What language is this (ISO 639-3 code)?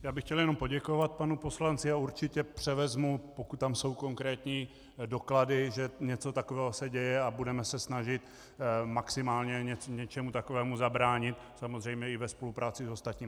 ces